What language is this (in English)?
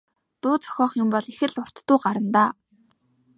Mongolian